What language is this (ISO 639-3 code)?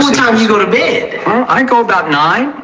eng